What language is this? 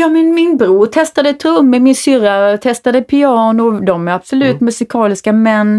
Swedish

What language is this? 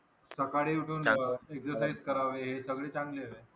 Marathi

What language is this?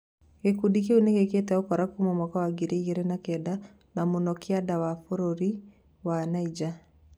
Kikuyu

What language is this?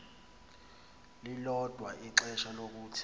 Xhosa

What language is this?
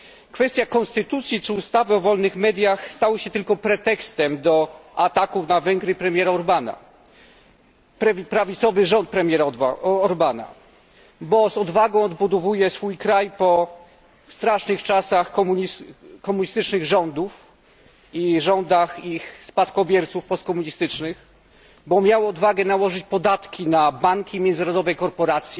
Polish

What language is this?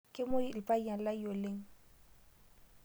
Masai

